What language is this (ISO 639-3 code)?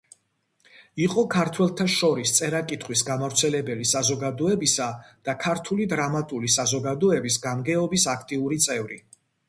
kat